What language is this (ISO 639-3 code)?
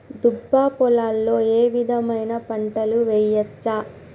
tel